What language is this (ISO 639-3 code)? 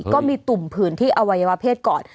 tha